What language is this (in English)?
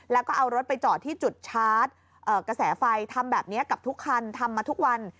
Thai